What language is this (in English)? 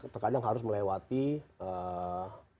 Indonesian